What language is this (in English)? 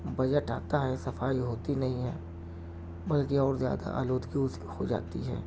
Urdu